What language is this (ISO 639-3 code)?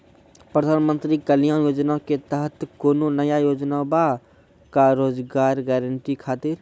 mai